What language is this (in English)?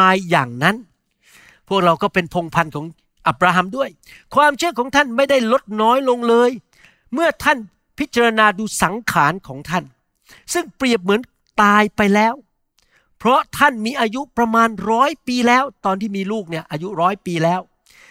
Thai